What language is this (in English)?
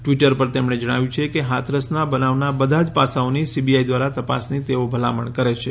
Gujarati